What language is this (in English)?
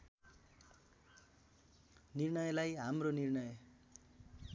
Nepali